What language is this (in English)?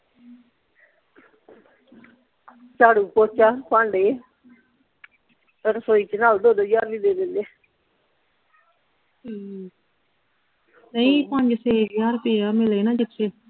Punjabi